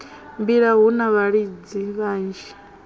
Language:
Venda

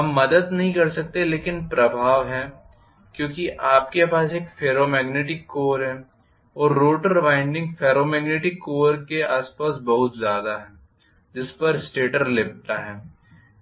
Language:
Hindi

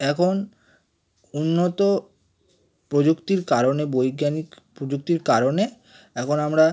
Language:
Bangla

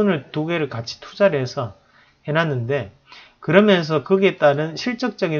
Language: Korean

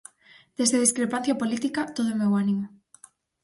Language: Galician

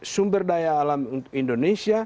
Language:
Indonesian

